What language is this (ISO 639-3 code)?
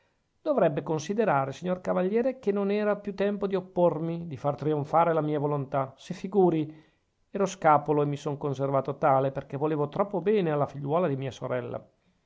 ita